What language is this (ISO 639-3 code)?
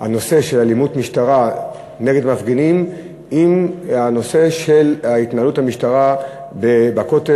heb